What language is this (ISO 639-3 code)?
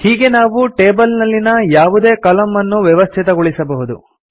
kan